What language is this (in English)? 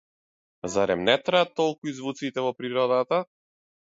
Macedonian